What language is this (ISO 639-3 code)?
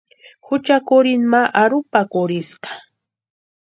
pua